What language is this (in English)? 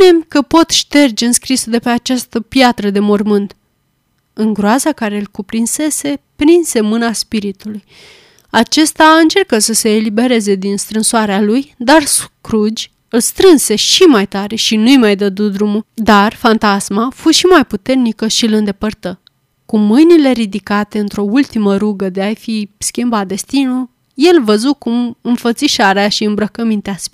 Romanian